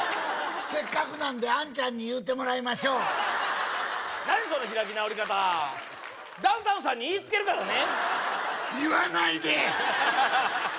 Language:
Japanese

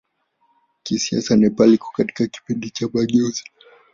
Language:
Swahili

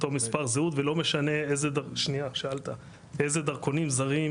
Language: Hebrew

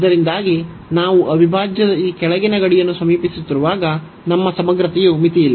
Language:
Kannada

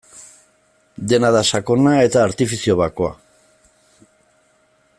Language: Basque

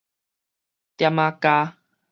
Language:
Min Nan Chinese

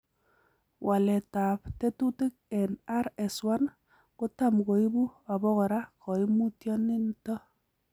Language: Kalenjin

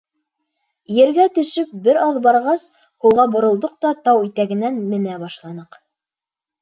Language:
Bashkir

